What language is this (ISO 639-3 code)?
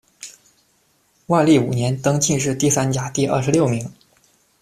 zho